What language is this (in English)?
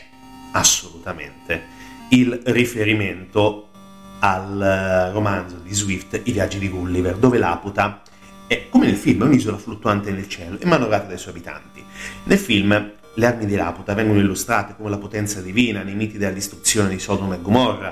Italian